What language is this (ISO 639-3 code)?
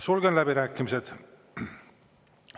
est